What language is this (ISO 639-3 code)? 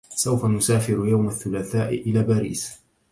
ara